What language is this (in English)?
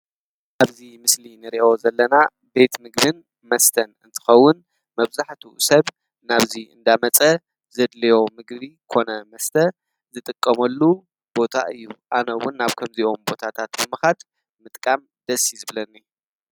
Tigrinya